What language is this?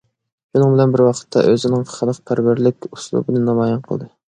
Uyghur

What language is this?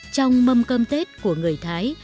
Vietnamese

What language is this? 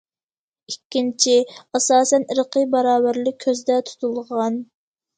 Uyghur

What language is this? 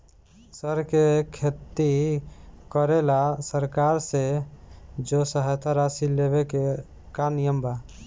Bhojpuri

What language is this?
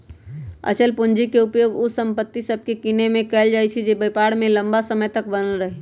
Magahi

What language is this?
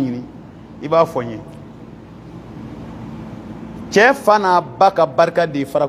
Indonesian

